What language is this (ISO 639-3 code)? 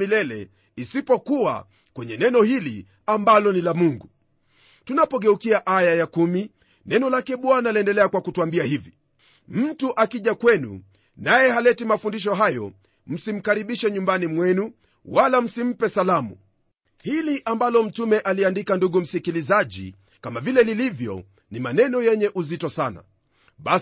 swa